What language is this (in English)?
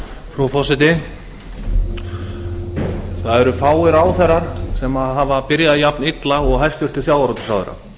Icelandic